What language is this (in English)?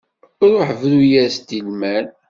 Kabyle